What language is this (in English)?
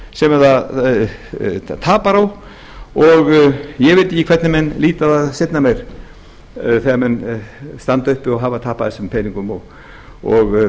Icelandic